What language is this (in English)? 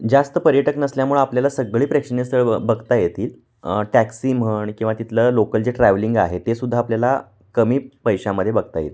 Marathi